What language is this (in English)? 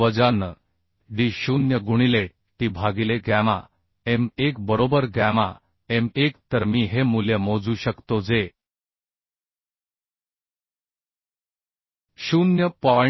Marathi